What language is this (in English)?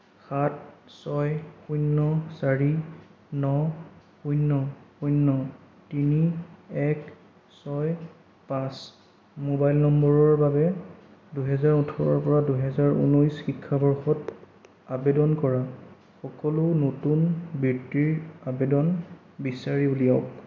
Assamese